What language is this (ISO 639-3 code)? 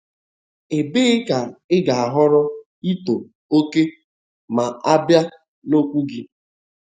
ibo